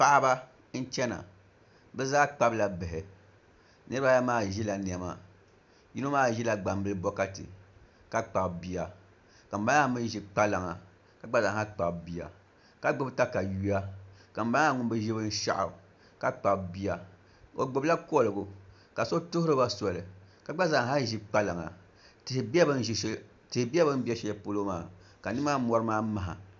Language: Dagbani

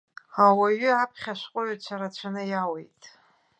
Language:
Abkhazian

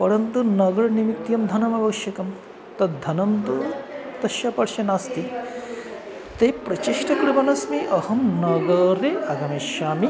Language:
Sanskrit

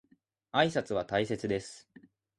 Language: Japanese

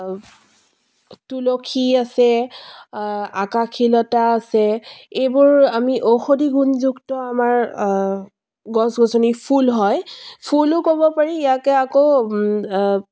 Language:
Assamese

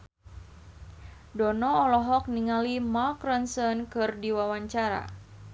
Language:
Sundanese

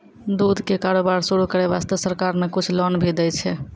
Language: Maithili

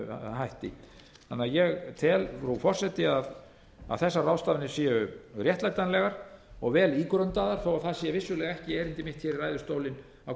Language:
Icelandic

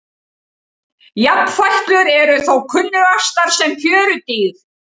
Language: Icelandic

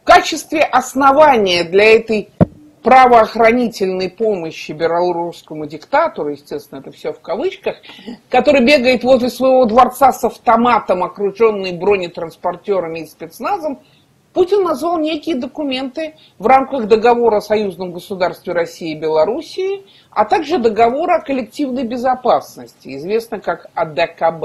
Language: Russian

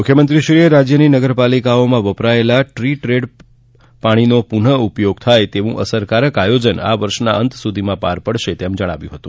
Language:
Gujarati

